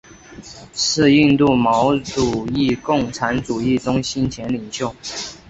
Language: Chinese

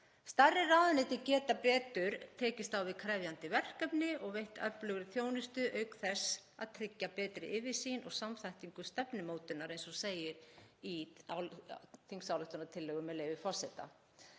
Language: Icelandic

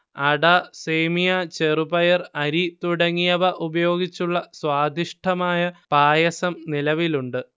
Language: Malayalam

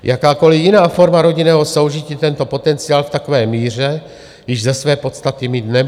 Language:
Czech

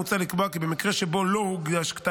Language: Hebrew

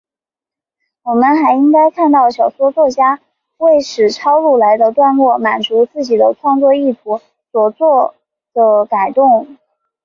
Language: Chinese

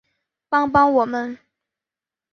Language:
Chinese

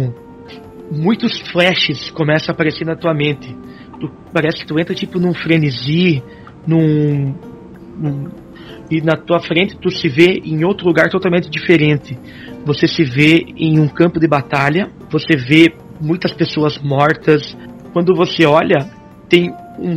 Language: Portuguese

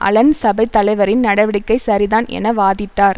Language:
Tamil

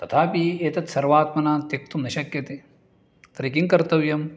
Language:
Sanskrit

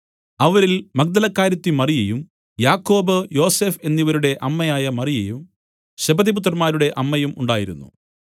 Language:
Malayalam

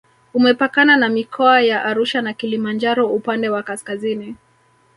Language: Swahili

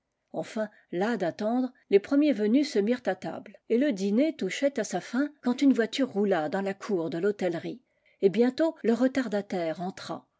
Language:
French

